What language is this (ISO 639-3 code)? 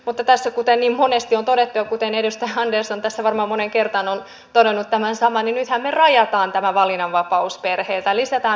fin